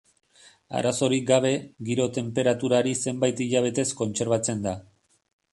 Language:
Basque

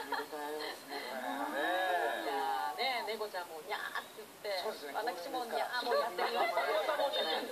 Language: Japanese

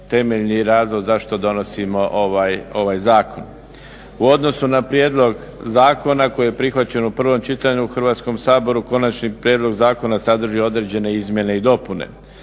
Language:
Croatian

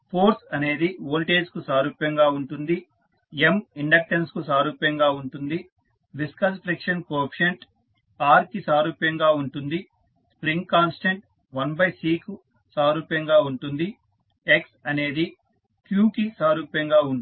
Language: Telugu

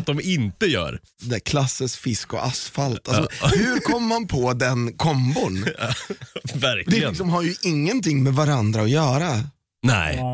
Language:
Swedish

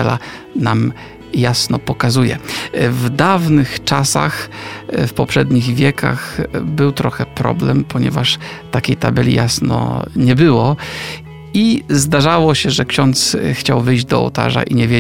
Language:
Polish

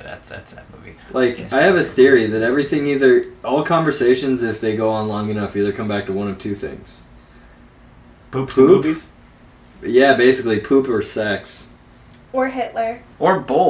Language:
English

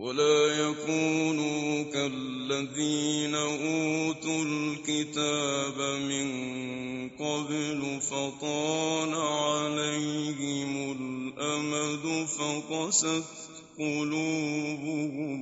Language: Arabic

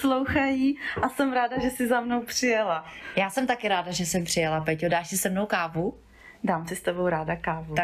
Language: Czech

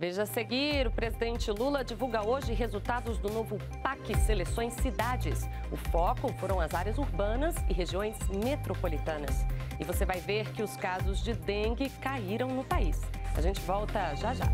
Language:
Portuguese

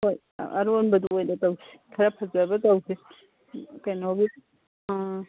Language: Manipuri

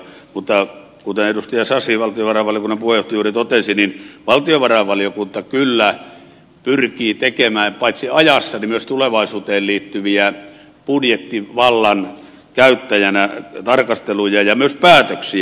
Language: Finnish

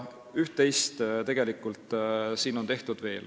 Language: Estonian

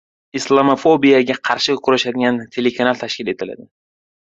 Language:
Uzbek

